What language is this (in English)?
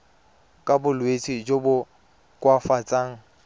Tswana